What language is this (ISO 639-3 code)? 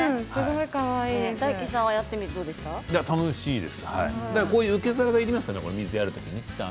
jpn